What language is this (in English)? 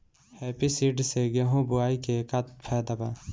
Bhojpuri